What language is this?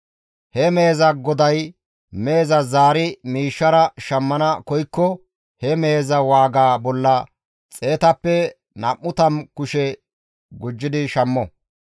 Gamo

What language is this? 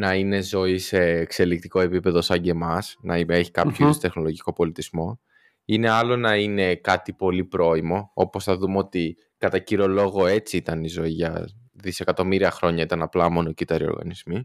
Greek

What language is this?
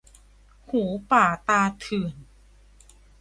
Thai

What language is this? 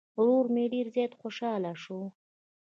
Pashto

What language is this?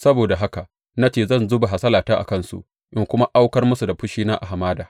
Hausa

